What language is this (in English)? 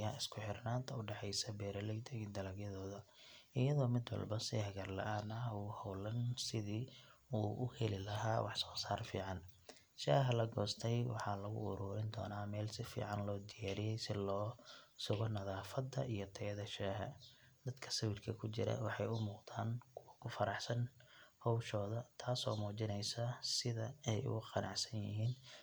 Somali